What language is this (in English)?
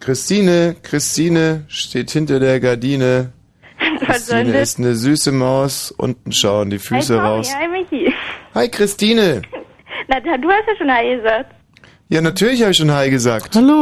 German